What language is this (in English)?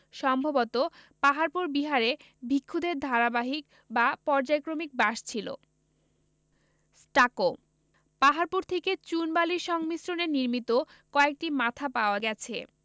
Bangla